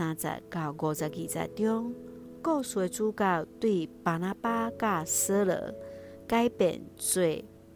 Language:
Chinese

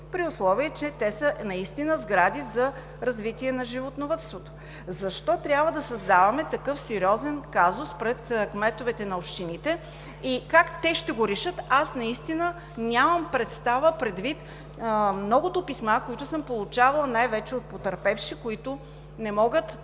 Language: Bulgarian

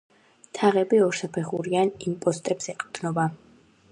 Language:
Georgian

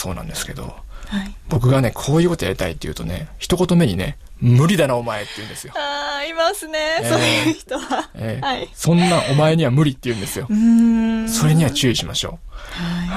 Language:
Japanese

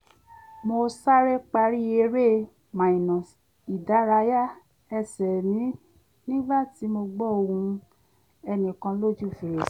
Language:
Yoruba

